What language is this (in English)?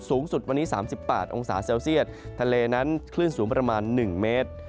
Thai